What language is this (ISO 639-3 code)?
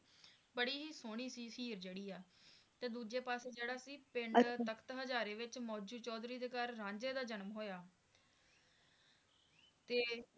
pan